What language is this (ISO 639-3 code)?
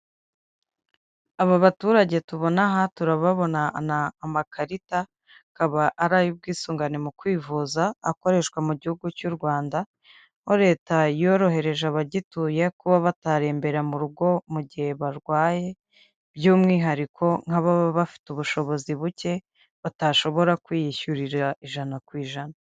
kin